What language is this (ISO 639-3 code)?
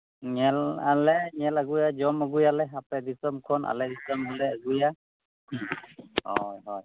sat